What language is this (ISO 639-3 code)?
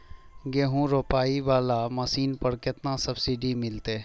mai